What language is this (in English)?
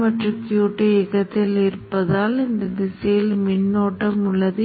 Tamil